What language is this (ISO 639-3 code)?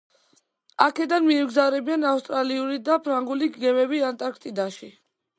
kat